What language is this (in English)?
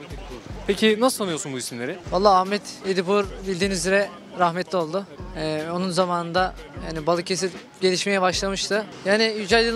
Turkish